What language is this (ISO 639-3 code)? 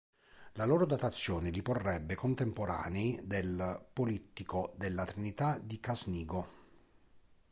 ita